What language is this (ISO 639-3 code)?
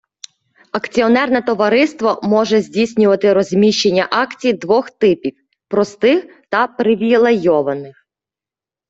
ukr